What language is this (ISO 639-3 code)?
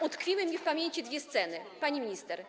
pol